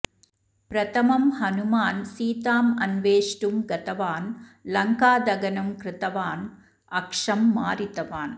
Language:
Sanskrit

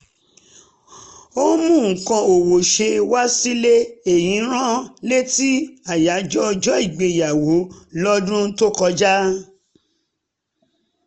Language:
Yoruba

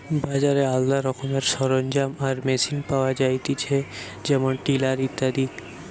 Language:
Bangla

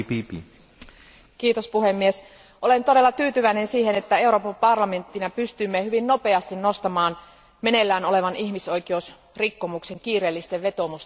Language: Finnish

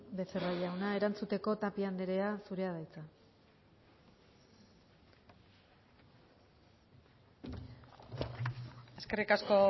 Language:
Basque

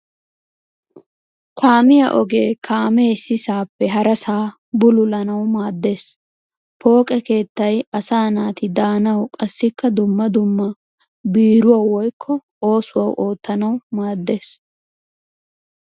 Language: Wolaytta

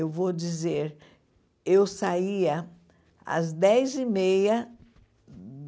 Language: Portuguese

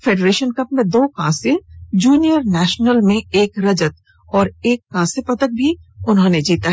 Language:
Hindi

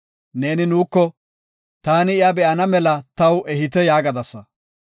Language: Gofa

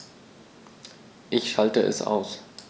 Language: German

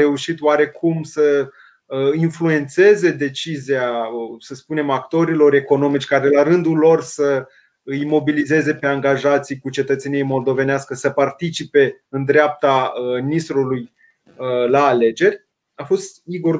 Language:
Romanian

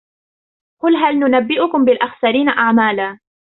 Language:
Arabic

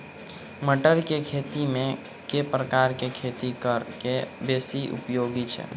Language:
Maithili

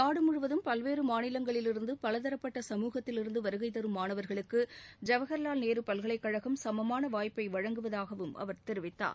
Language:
Tamil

